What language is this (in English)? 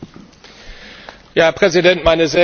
German